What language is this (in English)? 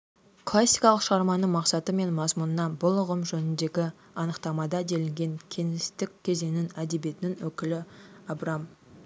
Kazakh